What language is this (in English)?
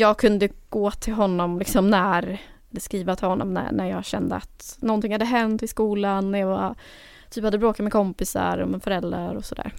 Swedish